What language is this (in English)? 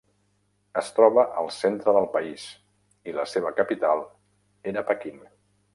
Catalan